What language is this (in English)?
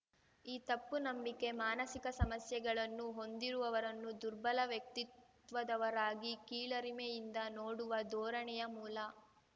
Kannada